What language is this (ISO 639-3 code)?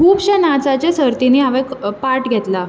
kok